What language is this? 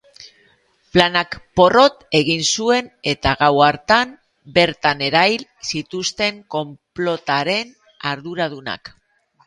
Basque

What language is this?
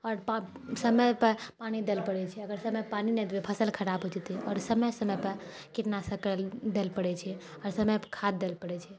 Maithili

